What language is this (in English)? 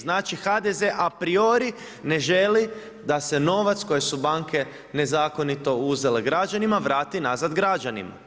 Croatian